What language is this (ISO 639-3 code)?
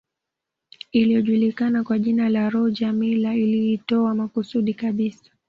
swa